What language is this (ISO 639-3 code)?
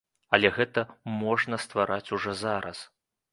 bel